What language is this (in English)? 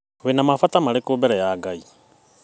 Kikuyu